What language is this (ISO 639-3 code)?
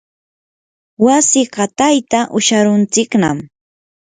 qur